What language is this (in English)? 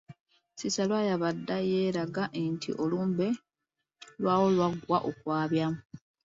Ganda